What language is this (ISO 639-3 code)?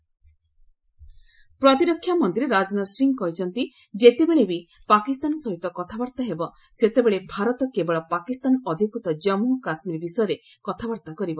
ori